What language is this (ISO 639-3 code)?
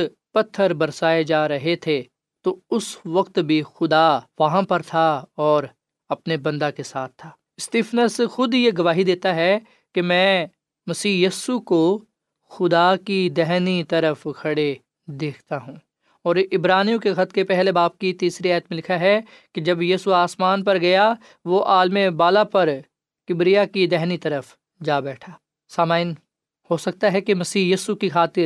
urd